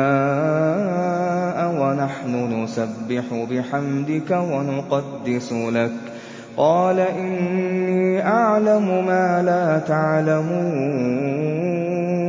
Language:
Arabic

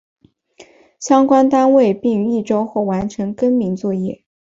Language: Chinese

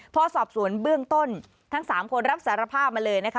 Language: Thai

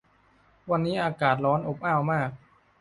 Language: Thai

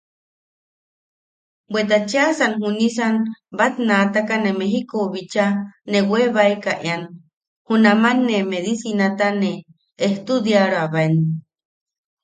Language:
Yaqui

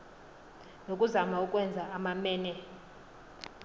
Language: Xhosa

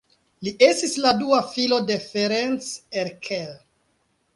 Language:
Esperanto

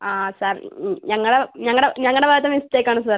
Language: Malayalam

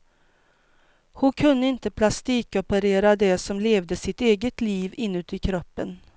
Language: Swedish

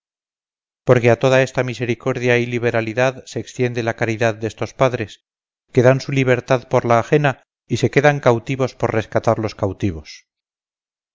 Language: Spanish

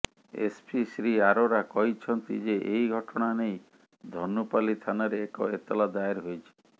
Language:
Odia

